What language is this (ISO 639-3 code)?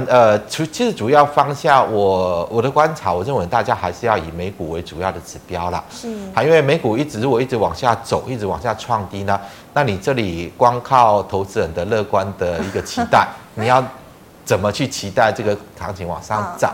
zho